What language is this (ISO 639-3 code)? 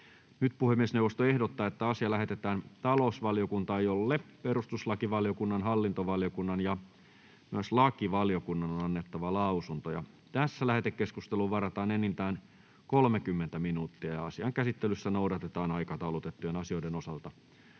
fin